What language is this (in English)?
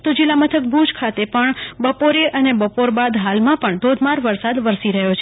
Gujarati